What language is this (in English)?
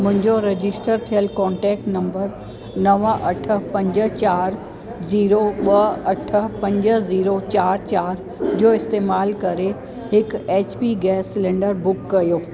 Sindhi